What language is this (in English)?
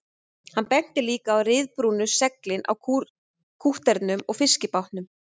Icelandic